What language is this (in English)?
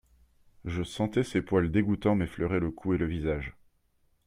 French